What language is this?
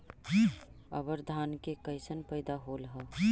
Magahi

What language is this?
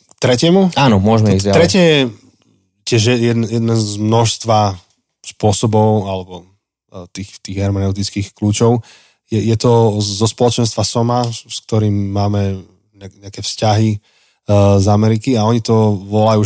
Slovak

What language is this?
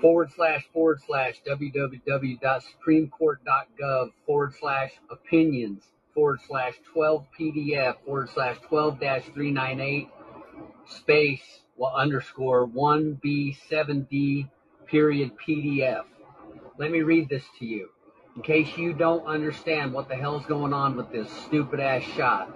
English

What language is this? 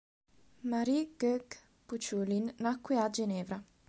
Italian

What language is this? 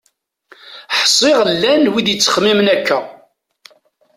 Kabyle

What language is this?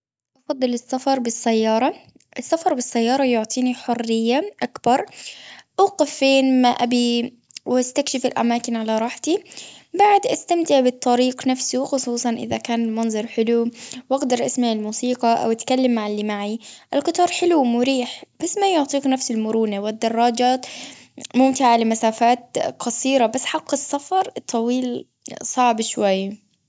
Gulf Arabic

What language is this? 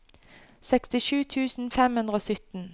Norwegian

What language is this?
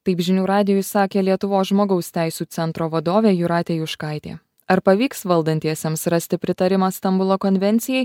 Lithuanian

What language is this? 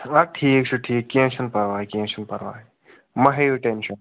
Kashmiri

